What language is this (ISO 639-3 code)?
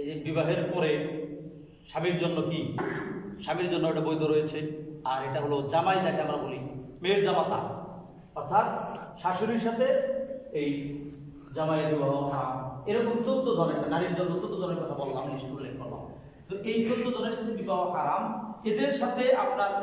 ara